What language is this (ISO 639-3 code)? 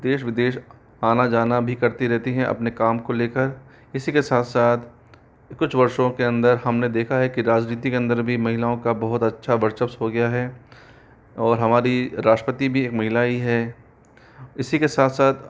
hin